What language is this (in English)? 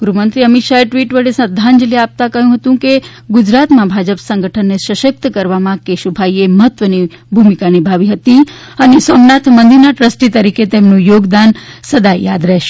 Gujarati